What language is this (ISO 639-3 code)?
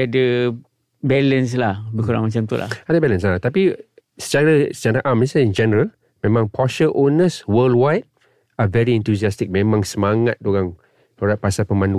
msa